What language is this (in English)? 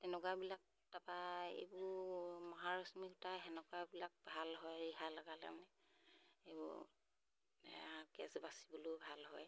Assamese